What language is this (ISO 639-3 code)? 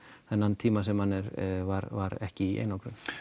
isl